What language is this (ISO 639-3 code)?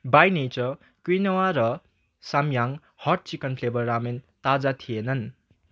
nep